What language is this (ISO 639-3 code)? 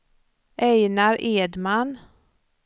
swe